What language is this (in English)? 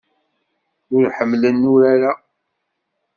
Kabyle